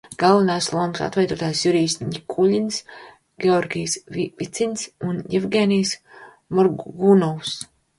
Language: Latvian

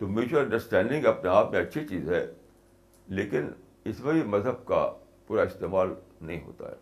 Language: Urdu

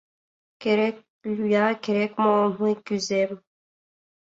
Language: Mari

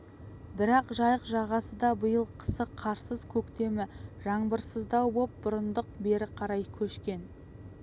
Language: Kazakh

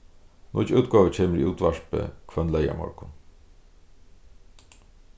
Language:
Faroese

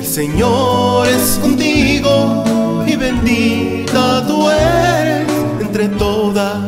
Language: Spanish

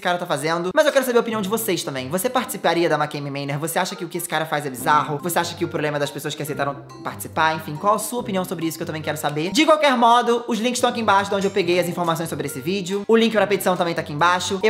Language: Portuguese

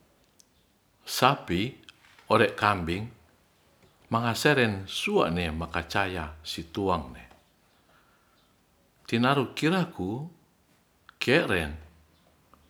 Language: Ratahan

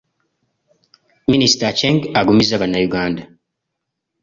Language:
Ganda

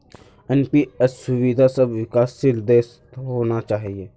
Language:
Magahi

